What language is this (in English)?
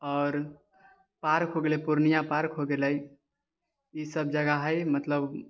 Maithili